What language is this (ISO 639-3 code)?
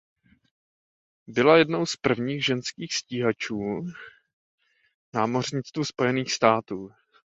ces